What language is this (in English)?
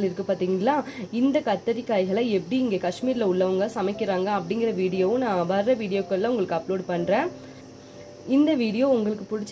Tamil